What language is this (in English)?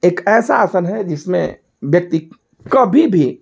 Hindi